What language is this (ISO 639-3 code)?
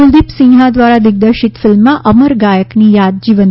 guj